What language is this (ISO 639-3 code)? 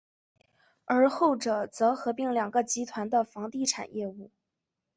zho